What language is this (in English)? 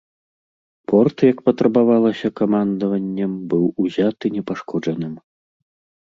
Belarusian